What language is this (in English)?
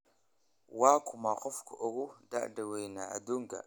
Somali